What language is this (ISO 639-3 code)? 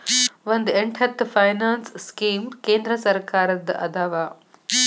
kan